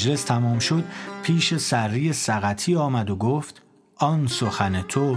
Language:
Persian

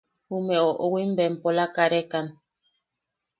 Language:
Yaqui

